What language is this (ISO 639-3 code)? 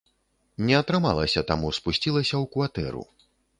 bel